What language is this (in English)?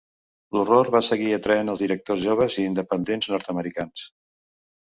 Catalan